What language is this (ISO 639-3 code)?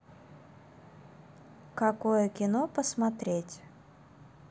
rus